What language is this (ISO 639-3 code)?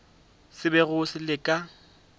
nso